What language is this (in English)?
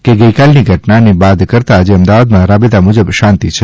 Gujarati